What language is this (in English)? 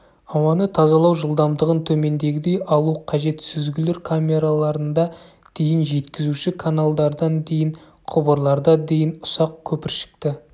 Kazakh